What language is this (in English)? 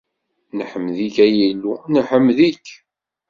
Kabyle